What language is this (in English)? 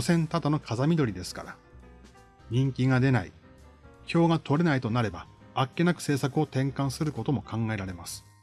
Japanese